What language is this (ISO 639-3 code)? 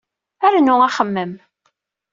kab